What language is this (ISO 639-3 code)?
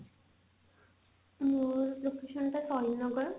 ori